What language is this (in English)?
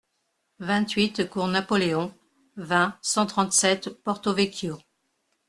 French